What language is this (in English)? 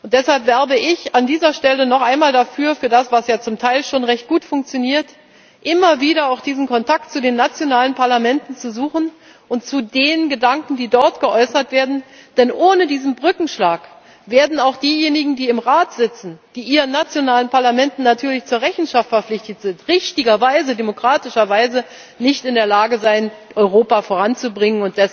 German